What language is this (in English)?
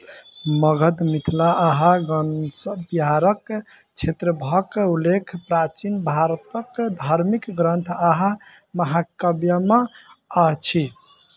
Maithili